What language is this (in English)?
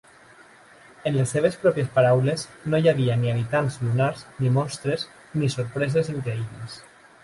Catalan